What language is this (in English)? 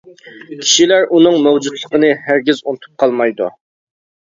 Uyghur